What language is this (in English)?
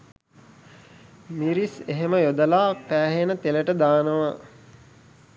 Sinhala